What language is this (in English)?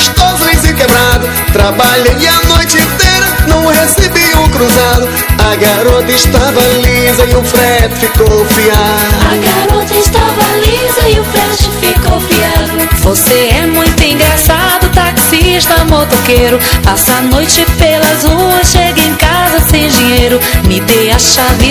Portuguese